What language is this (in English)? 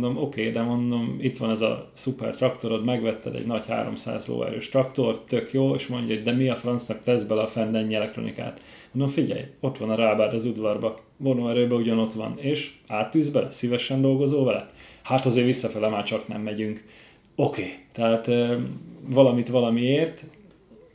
Hungarian